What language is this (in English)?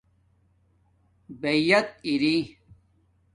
Domaaki